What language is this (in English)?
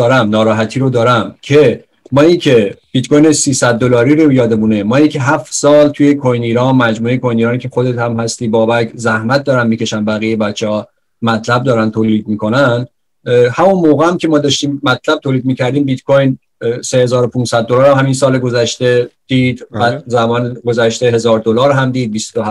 Persian